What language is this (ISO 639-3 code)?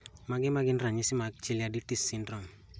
luo